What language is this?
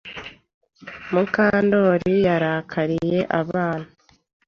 Kinyarwanda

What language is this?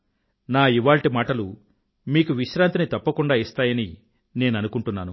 Telugu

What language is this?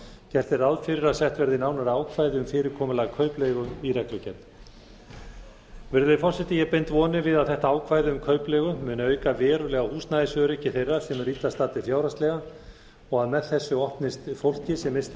Icelandic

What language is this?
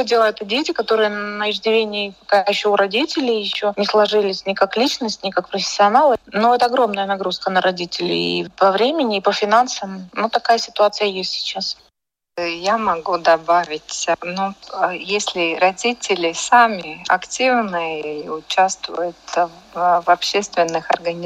Russian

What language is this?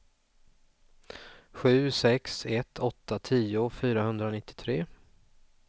Swedish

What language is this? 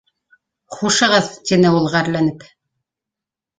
Bashkir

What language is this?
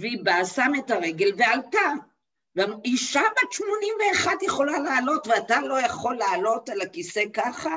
Hebrew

